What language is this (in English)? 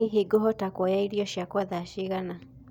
Kikuyu